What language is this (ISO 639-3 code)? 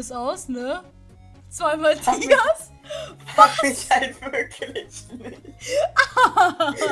deu